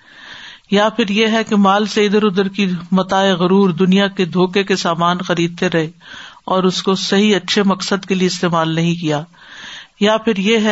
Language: Urdu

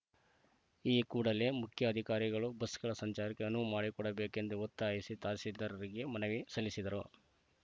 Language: Kannada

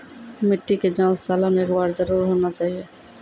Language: Maithili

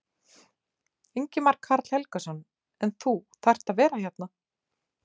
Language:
Icelandic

